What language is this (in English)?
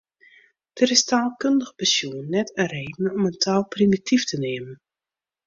Western Frisian